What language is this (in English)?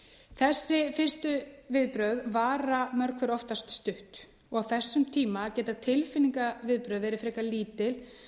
Icelandic